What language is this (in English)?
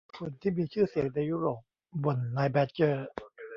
Thai